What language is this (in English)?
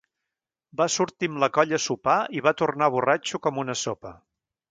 Catalan